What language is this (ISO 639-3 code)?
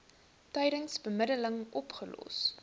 afr